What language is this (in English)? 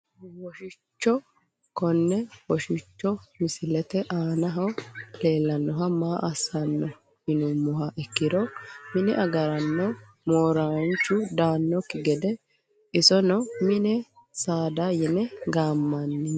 Sidamo